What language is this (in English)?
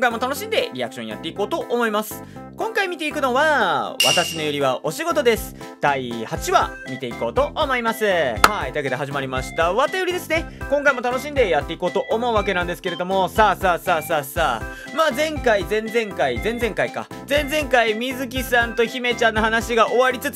Japanese